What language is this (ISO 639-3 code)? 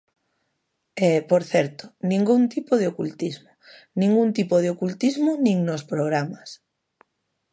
glg